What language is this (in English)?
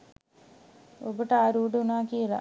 Sinhala